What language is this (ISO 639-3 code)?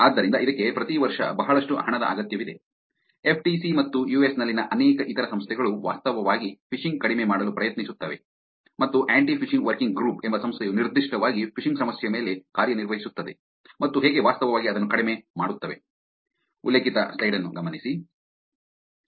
kan